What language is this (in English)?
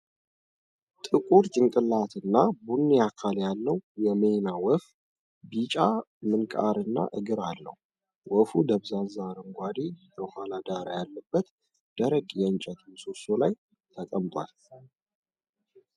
Amharic